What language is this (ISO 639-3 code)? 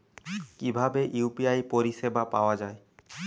ben